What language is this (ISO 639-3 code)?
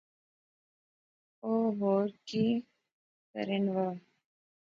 phr